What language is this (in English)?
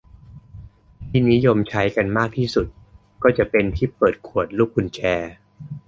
Thai